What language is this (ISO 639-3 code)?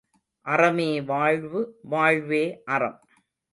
tam